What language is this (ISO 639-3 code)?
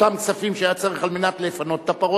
heb